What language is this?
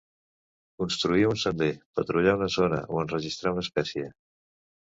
Catalan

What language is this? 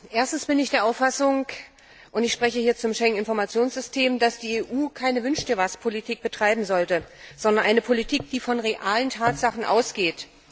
German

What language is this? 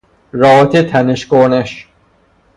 Persian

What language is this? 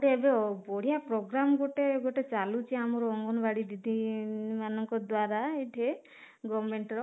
Odia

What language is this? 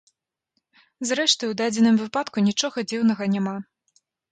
Belarusian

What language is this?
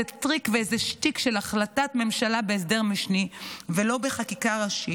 Hebrew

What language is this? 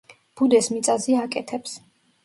Georgian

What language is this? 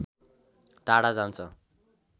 Nepali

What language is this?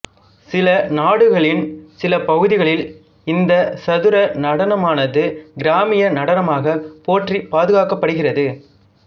Tamil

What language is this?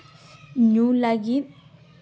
Santali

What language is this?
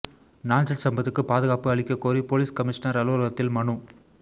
Tamil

